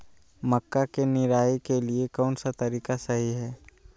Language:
Magahi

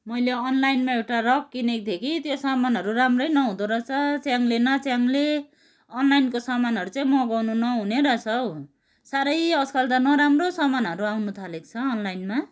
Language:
Nepali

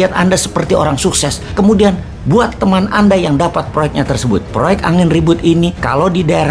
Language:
Indonesian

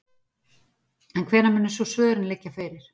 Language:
Icelandic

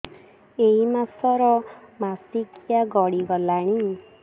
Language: Odia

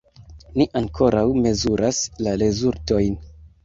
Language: Esperanto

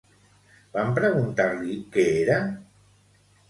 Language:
Catalan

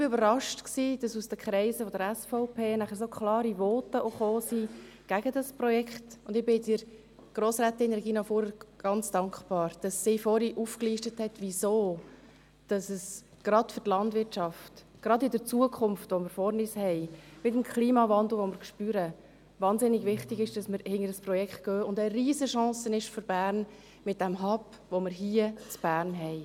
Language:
Swiss German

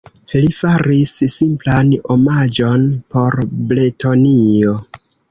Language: Esperanto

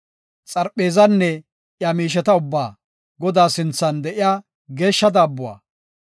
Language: Gofa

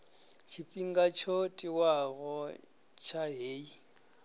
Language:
Venda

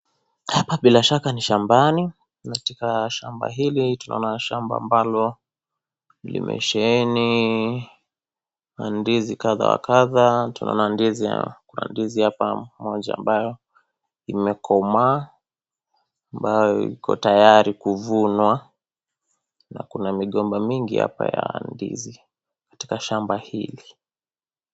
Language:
Swahili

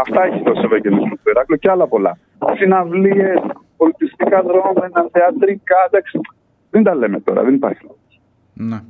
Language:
Greek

